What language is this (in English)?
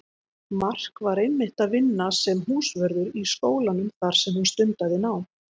Icelandic